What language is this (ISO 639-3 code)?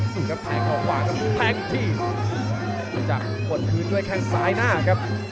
tha